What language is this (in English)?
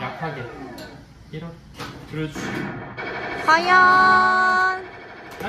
Korean